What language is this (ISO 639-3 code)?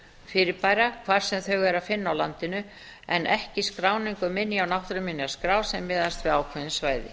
isl